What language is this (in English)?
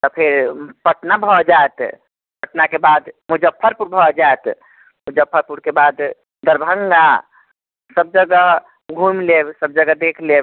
Maithili